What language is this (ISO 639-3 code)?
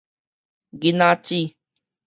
nan